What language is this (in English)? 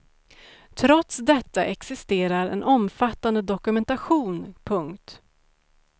Swedish